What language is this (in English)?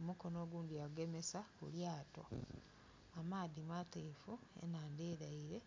Soga